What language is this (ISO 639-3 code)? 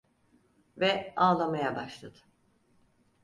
tur